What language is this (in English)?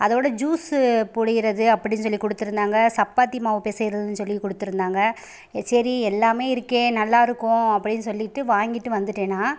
Tamil